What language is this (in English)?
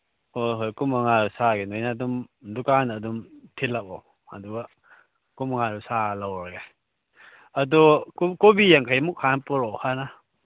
Manipuri